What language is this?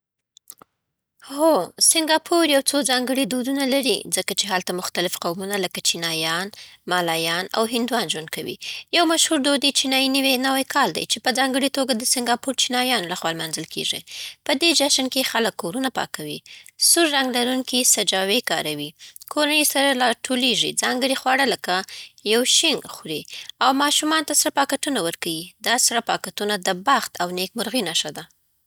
Southern Pashto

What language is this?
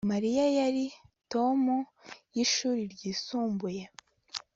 Kinyarwanda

